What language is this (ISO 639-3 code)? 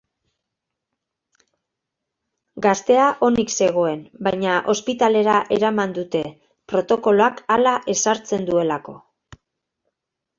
eus